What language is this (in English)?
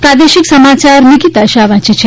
Gujarati